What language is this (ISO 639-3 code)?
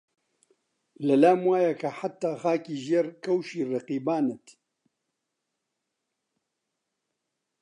ckb